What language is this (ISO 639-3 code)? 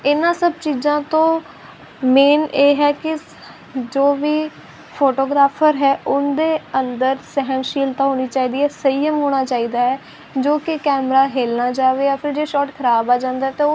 pan